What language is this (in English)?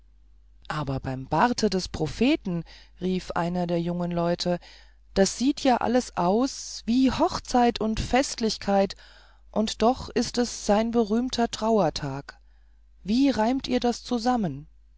German